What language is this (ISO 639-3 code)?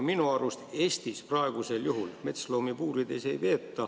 est